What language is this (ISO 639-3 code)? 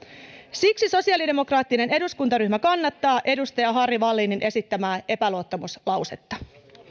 fin